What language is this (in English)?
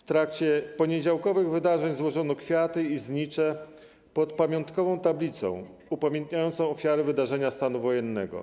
Polish